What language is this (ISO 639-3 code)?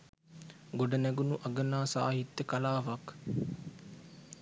sin